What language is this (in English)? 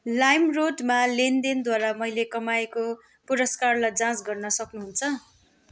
Nepali